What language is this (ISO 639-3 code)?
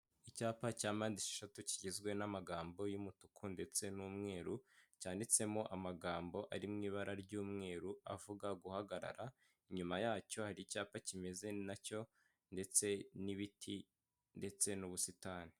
kin